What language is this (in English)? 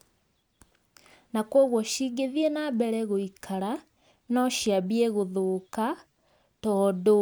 Kikuyu